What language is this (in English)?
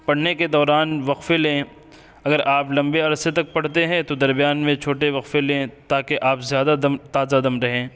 Urdu